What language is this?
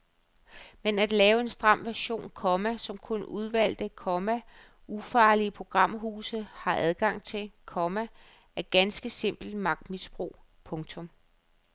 Danish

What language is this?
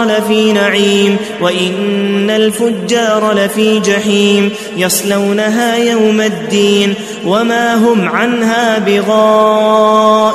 Arabic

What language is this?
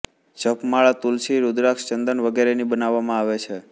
Gujarati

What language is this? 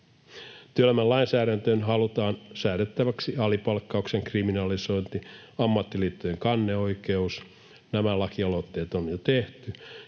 Finnish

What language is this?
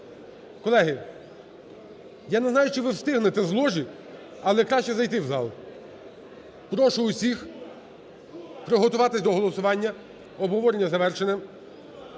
Ukrainian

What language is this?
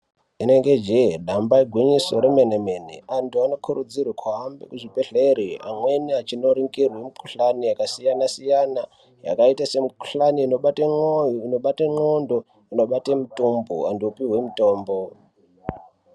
Ndau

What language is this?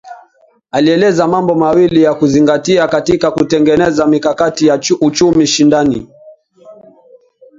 Swahili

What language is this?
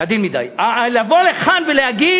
Hebrew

